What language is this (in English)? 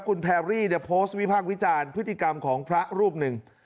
Thai